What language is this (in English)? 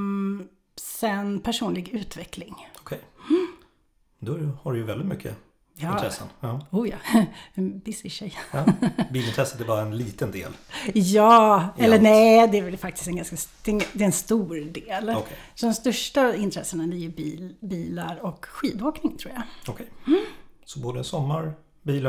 Swedish